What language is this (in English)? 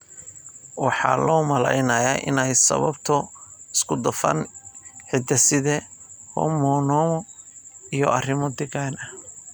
Somali